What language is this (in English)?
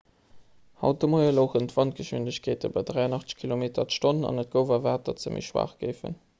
Luxembourgish